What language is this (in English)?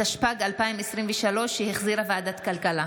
Hebrew